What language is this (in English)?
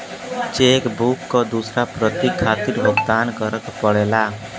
Bhojpuri